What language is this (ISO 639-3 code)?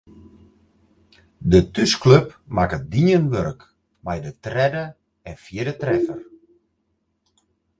fry